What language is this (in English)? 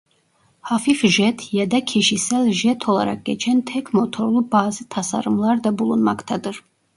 Turkish